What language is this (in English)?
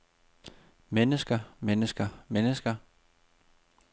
Danish